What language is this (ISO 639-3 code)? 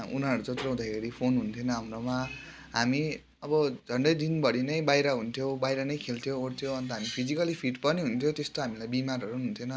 nep